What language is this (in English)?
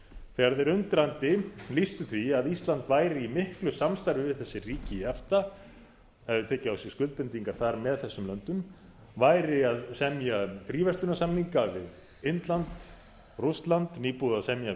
Icelandic